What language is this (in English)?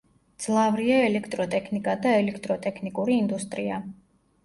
Georgian